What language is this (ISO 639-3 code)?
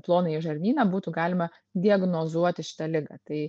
lit